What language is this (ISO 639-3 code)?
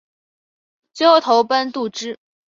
zho